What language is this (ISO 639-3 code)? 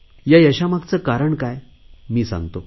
mar